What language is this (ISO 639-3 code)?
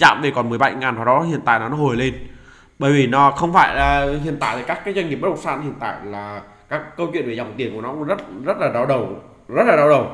vie